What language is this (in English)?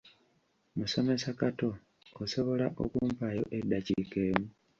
Ganda